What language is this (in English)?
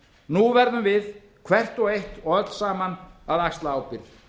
Icelandic